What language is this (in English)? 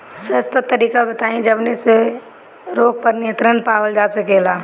Bhojpuri